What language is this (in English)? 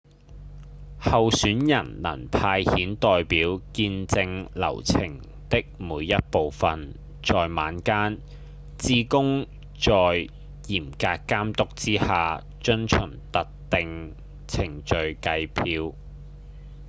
Cantonese